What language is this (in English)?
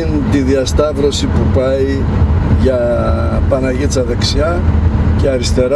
Greek